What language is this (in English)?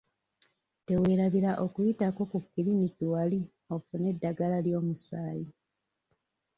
Ganda